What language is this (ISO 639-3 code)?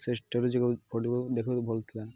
ori